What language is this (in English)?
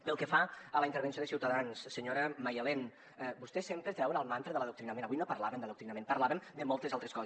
Catalan